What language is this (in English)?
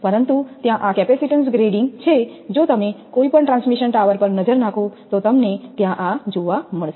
Gujarati